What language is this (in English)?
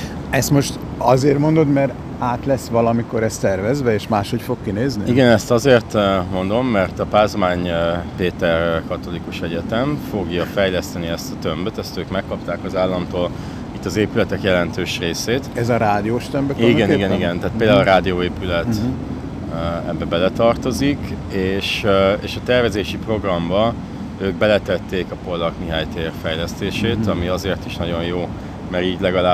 Hungarian